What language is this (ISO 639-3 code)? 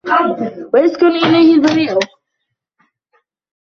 ara